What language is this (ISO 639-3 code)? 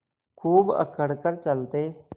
hin